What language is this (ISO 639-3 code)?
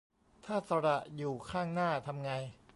tha